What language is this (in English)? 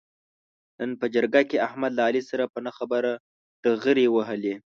Pashto